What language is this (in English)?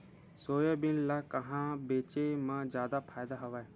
Chhattisgarhi